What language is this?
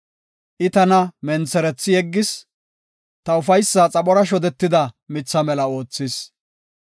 Gofa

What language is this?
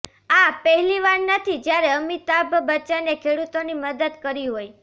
Gujarati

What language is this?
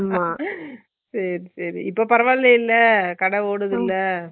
Tamil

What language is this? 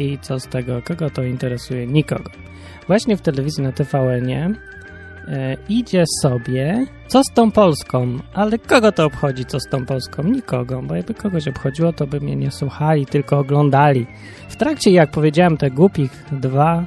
Polish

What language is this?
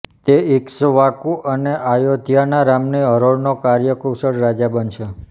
Gujarati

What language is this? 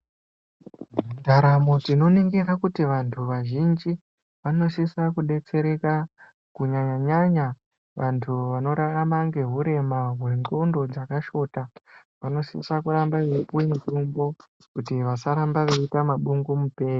Ndau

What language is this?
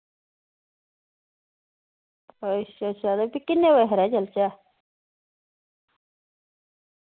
Dogri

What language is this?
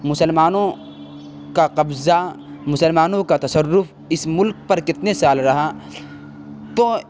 Urdu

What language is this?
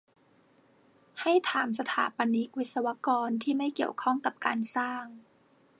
Thai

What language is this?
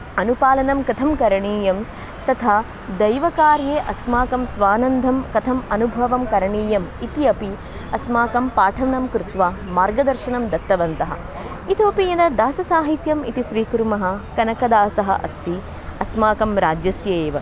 Sanskrit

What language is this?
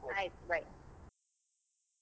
Kannada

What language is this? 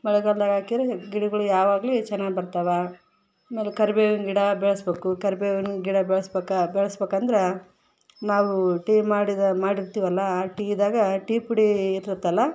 Kannada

